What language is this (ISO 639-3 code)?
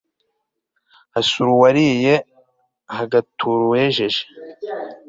kin